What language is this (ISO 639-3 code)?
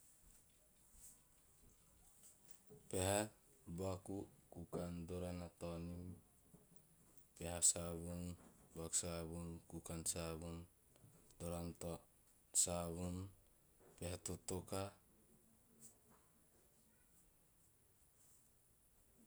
tio